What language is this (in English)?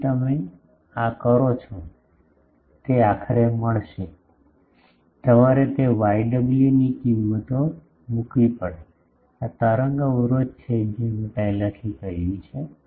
Gujarati